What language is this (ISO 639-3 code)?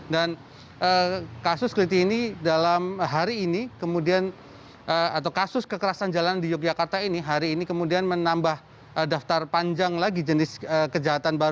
ind